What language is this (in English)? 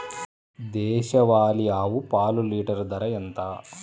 Telugu